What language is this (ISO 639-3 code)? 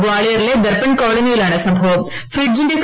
mal